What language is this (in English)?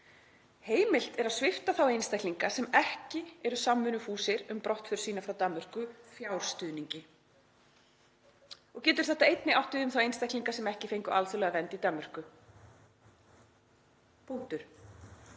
Icelandic